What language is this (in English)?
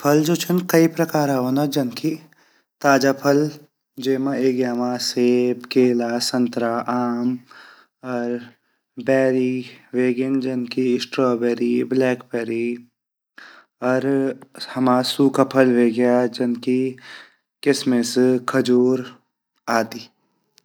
Garhwali